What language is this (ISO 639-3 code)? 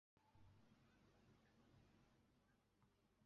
zho